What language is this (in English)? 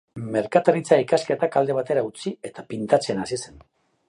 Basque